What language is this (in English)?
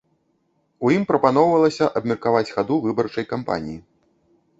Belarusian